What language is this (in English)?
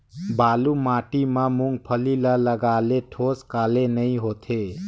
Chhattisgarhi